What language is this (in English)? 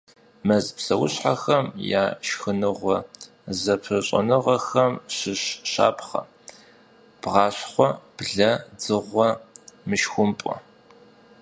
Kabardian